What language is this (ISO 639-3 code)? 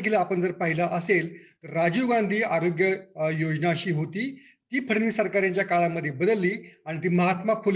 mar